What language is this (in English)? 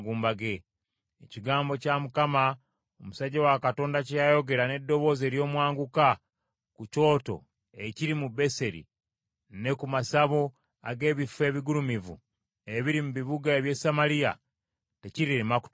Ganda